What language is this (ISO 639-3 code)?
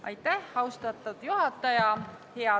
est